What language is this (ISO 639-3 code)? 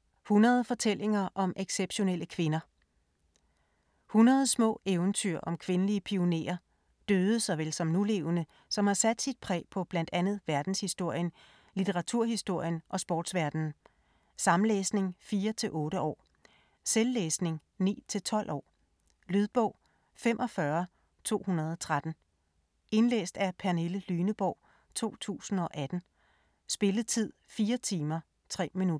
dan